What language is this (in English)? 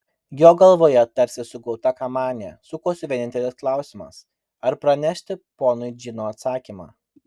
Lithuanian